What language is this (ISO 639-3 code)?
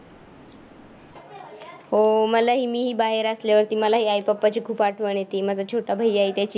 mar